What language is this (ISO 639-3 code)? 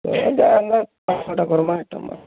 ori